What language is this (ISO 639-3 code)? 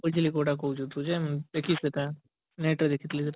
ori